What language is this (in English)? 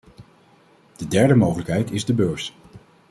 Dutch